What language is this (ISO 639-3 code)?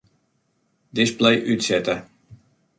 fry